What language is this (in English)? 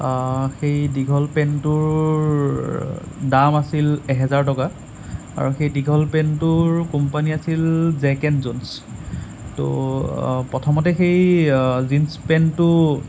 Assamese